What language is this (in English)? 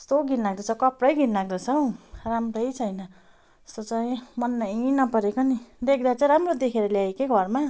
Nepali